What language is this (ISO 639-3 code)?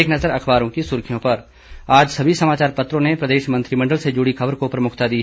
hin